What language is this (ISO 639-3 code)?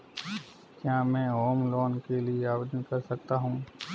hin